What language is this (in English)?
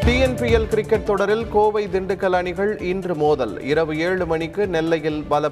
Tamil